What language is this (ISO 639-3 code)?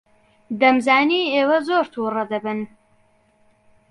ckb